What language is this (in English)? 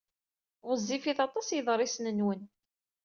Kabyle